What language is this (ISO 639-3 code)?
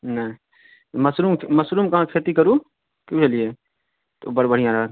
mai